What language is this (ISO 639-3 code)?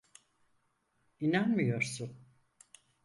tur